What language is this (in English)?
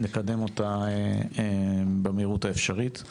Hebrew